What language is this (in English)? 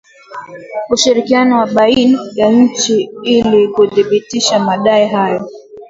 Swahili